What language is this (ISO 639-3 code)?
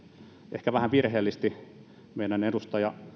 fin